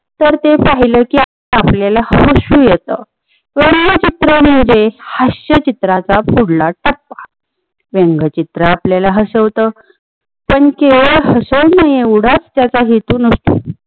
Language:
Marathi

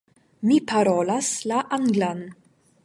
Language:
Esperanto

